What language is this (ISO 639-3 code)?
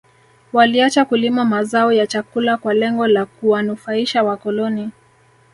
swa